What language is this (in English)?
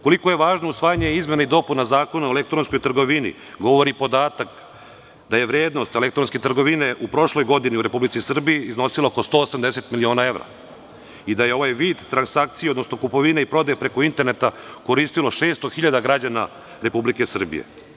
Serbian